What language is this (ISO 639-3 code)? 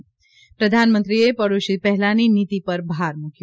guj